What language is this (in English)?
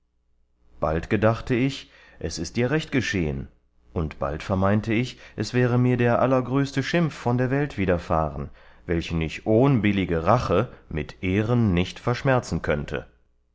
German